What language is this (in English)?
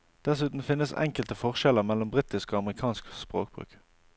Norwegian